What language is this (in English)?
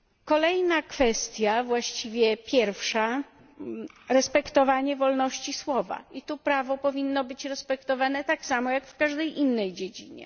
Polish